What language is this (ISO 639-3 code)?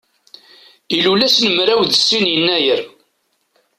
kab